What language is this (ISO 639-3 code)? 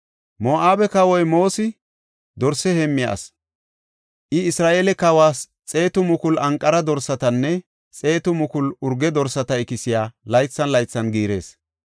gof